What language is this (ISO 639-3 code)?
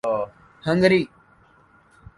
urd